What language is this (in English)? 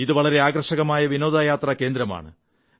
Malayalam